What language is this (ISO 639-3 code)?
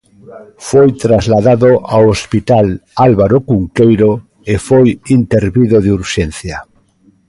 glg